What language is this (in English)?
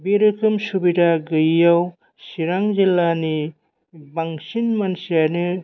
Bodo